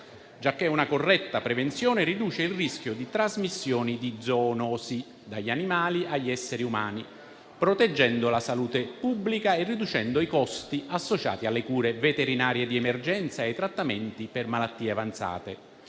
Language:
Italian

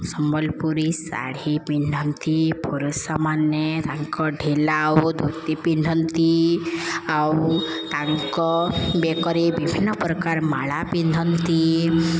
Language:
Odia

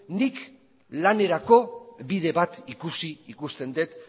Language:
Basque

